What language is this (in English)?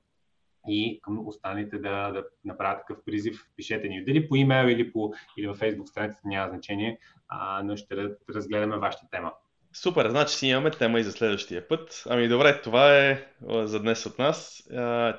Bulgarian